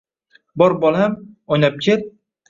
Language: Uzbek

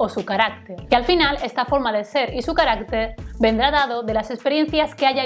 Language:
Spanish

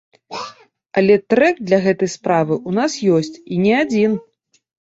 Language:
Belarusian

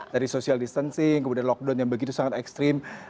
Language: Indonesian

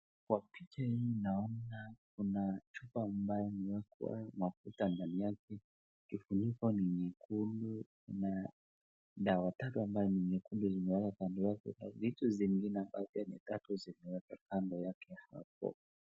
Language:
Swahili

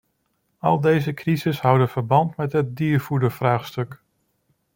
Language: Dutch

